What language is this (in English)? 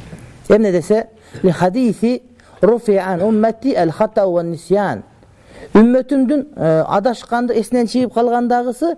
Arabic